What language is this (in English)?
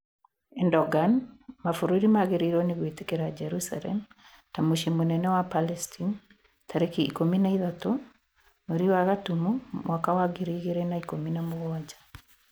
Kikuyu